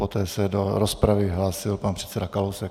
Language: Czech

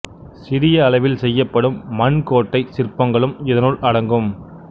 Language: Tamil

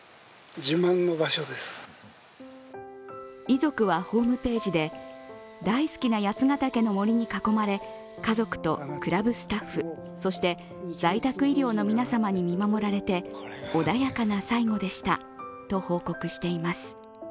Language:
Japanese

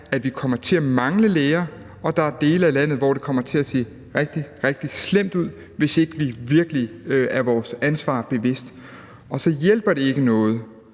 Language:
Danish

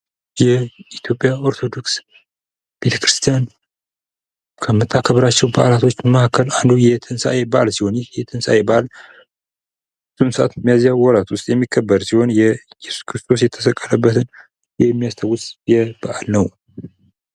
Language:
Amharic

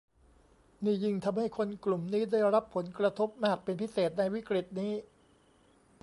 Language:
Thai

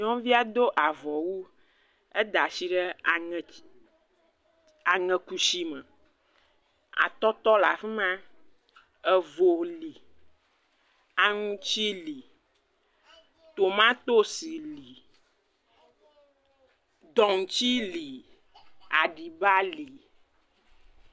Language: Ewe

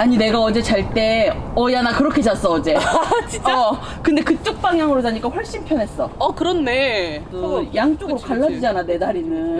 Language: Korean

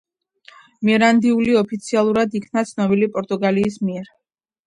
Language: Georgian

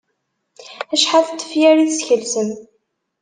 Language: Kabyle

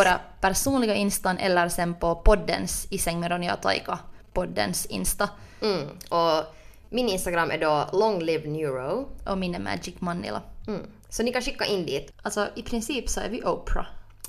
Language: Swedish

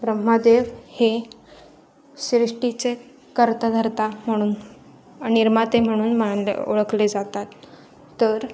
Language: Marathi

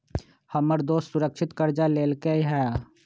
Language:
Magahi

